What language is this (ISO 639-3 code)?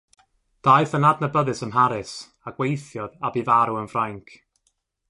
cym